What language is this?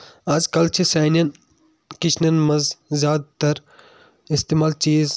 Kashmiri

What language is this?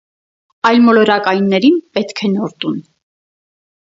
Armenian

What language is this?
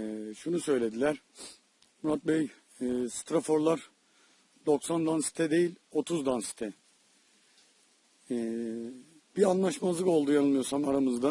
Turkish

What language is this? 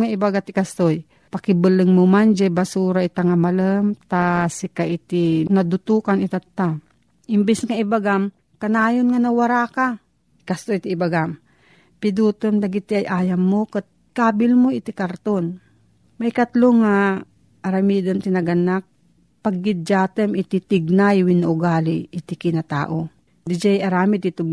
Filipino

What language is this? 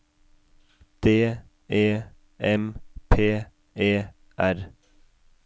Norwegian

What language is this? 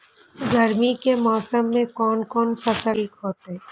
Maithili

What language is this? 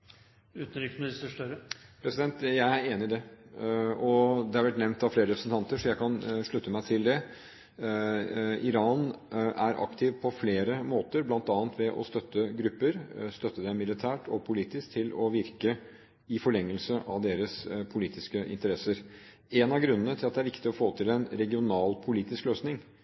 Norwegian Bokmål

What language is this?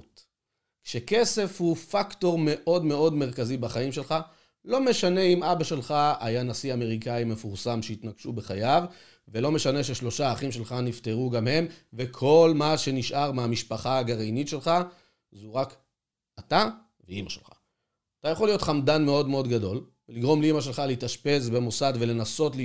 Hebrew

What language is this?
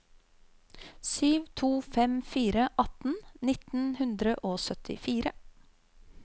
Norwegian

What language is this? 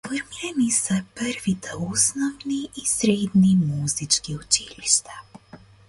Macedonian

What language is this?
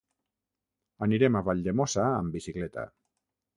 Catalan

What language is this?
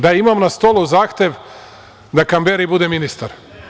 Serbian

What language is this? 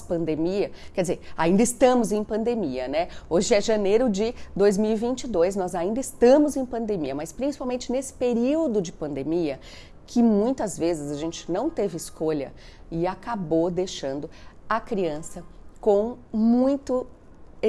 Portuguese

